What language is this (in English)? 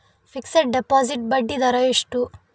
Kannada